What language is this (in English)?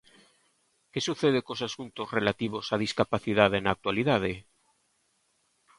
Galician